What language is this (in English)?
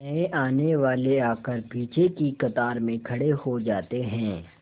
Hindi